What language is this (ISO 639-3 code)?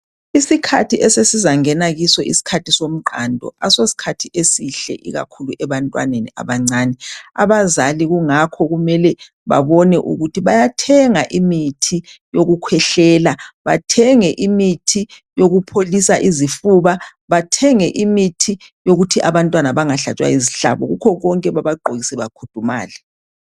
nde